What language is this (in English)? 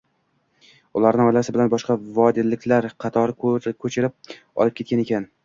Uzbek